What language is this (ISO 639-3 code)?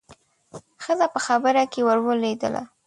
pus